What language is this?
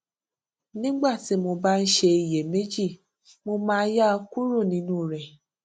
Yoruba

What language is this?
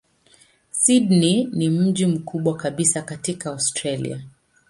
Swahili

